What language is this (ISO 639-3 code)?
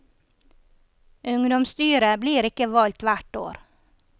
nor